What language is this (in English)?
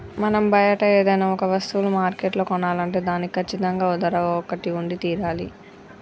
Telugu